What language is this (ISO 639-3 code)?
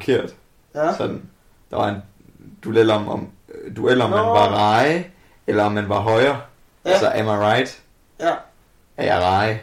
dan